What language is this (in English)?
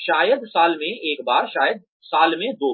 Hindi